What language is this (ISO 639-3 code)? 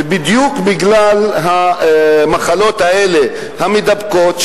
heb